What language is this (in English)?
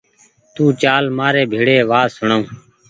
Goaria